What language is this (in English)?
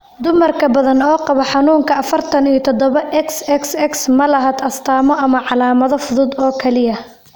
Somali